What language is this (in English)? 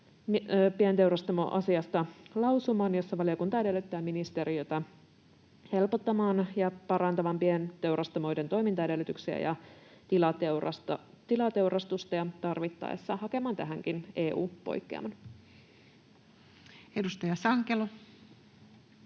Finnish